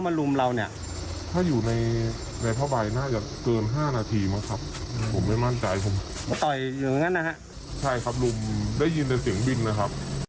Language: Thai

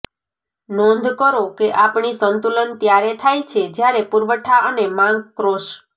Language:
Gujarati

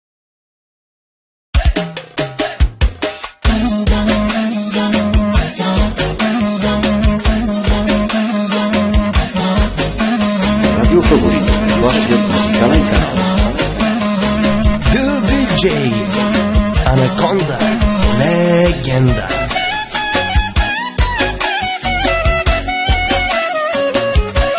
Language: Bulgarian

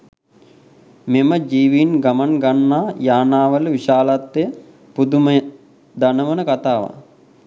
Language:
Sinhala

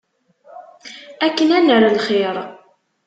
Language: Kabyle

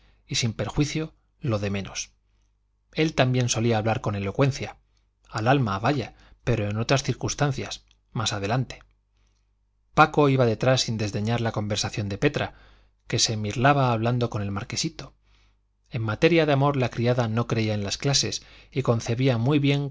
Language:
Spanish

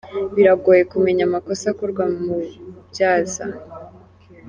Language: Kinyarwanda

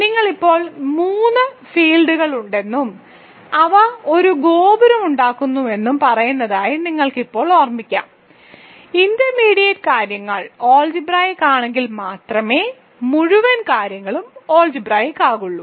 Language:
Malayalam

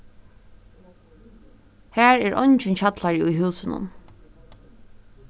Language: Faroese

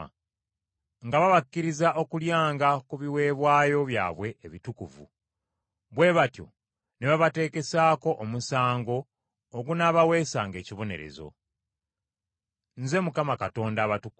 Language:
Ganda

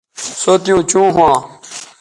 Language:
Bateri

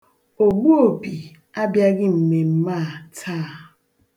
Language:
Igbo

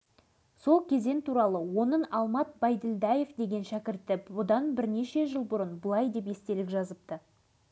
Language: Kazakh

